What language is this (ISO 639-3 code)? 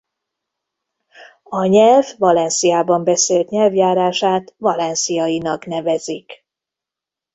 hun